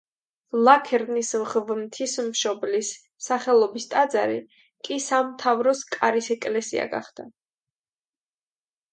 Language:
Georgian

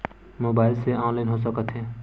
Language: Chhattisgarhi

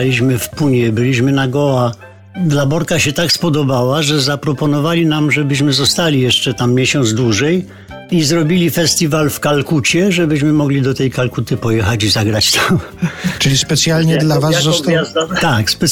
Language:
Polish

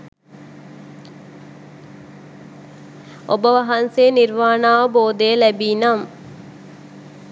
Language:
Sinhala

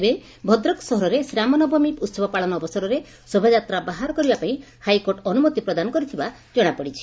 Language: Odia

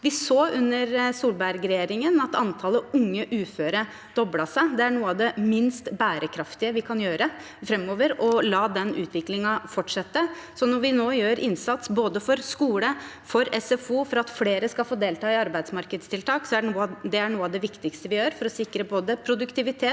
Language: Norwegian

